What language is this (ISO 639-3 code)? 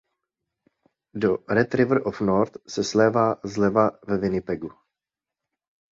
ces